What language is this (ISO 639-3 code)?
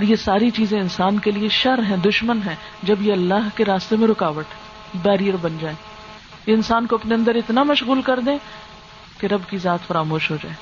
urd